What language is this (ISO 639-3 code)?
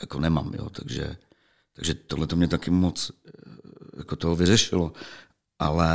ces